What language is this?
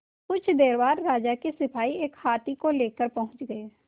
Hindi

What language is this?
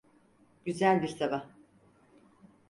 Turkish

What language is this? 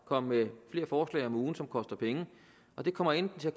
Danish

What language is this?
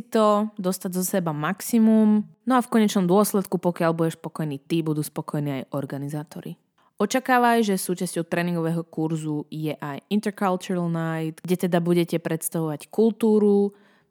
Slovak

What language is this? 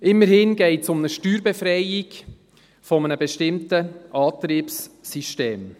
Swiss German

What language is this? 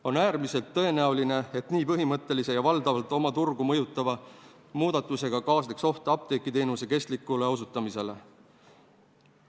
Estonian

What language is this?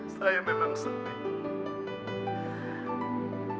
Indonesian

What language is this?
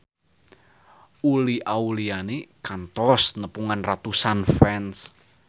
Sundanese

